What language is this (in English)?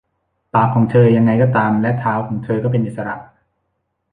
Thai